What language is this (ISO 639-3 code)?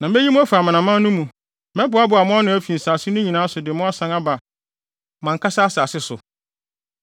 aka